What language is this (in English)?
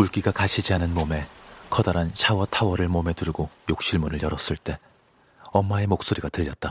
Korean